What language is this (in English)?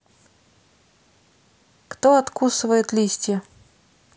Russian